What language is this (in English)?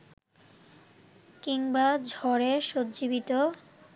Bangla